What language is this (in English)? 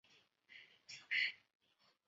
Chinese